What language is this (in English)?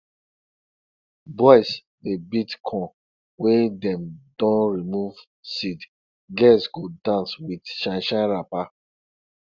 Nigerian Pidgin